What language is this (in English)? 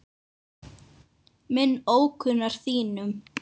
Icelandic